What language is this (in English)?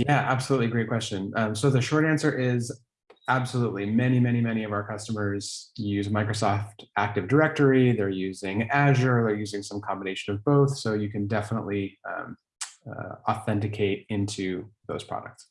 English